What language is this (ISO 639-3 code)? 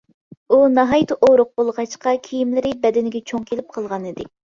uig